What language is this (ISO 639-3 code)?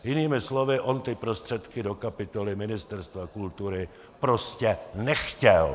ces